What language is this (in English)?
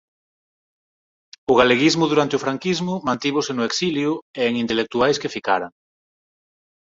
Galician